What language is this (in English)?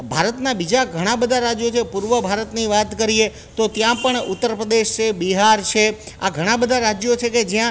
Gujarati